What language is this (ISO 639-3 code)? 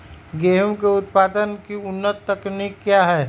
mag